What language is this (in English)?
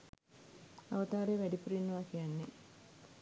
Sinhala